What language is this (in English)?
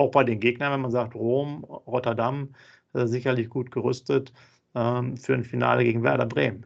German